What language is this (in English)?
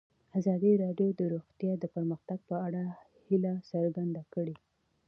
Pashto